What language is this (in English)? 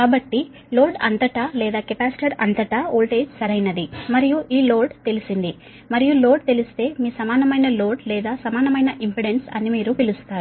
Telugu